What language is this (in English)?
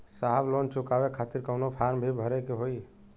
Bhojpuri